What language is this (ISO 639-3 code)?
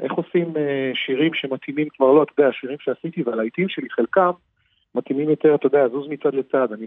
heb